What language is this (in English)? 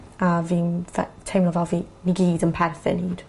Welsh